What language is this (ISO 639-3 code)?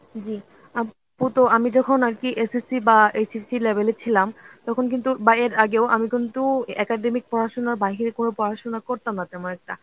ben